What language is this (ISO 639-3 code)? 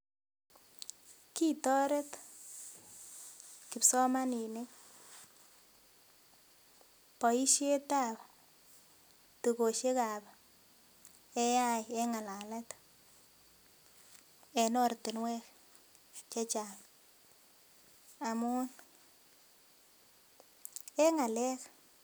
kln